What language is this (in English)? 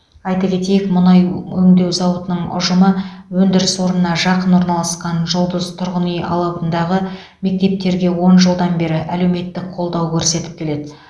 Kazakh